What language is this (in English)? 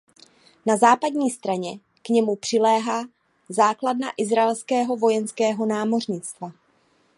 Czech